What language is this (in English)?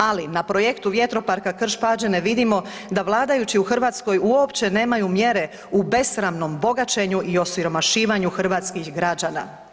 Croatian